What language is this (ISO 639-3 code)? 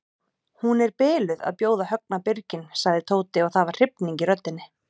isl